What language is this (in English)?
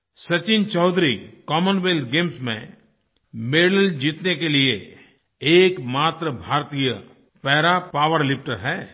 Hindi